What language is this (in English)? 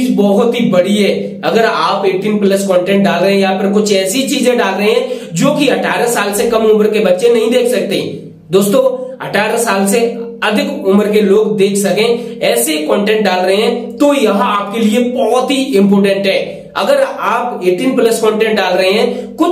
Hindi